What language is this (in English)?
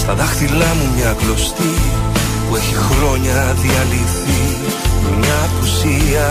Greek